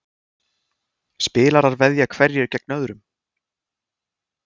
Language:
Icelandic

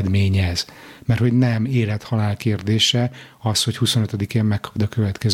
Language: Hungarian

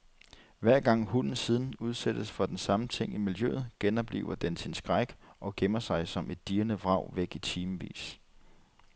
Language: Danish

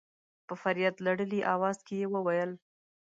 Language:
Pashto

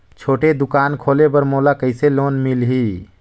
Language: Chhattisgarhi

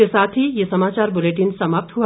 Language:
Hindi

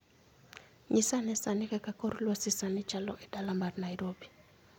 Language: Luo (Kenya and Tanzania)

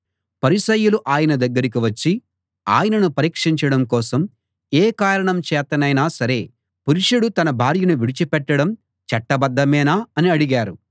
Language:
Telugu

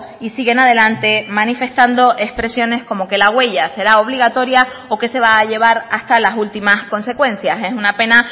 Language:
Spanish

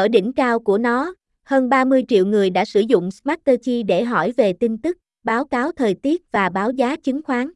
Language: Vietnamese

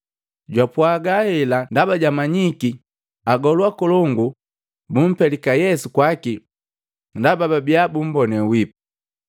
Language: Matengo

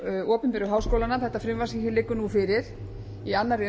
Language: Icelandic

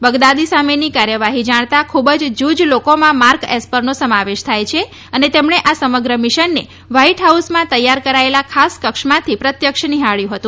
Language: Gujarati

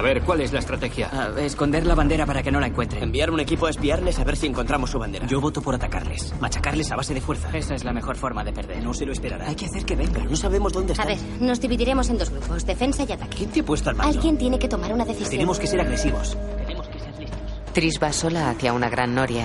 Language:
Spanish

